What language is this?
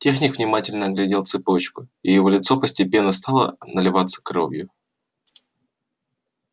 Russian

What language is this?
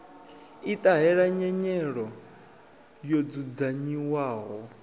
Venda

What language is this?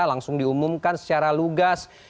Indonesian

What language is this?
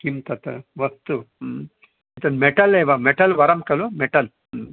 Sanskrit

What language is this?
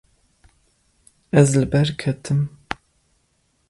Kurdish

